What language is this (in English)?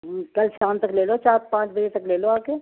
Urdu